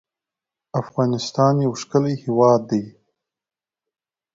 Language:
Pashto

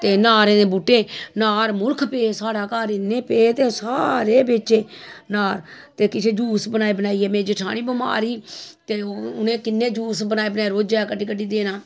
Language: Dogri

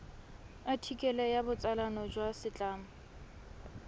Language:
Tswana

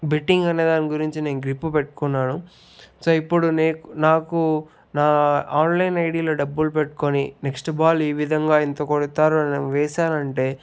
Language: Telugu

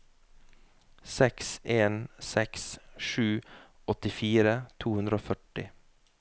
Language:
Norwegian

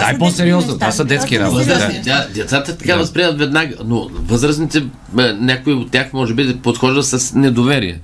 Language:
Bulgarian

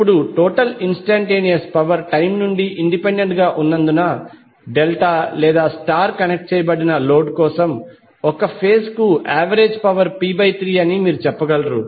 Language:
Telugu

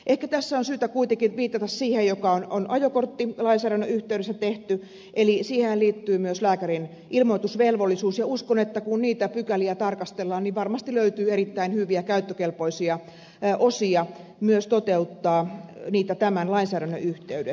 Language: Finnish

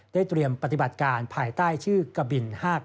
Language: Thai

